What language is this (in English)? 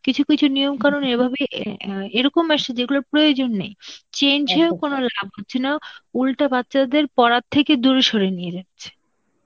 Bangla